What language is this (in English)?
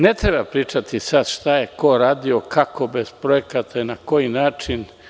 Serbian